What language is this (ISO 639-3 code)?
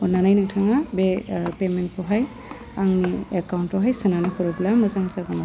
brx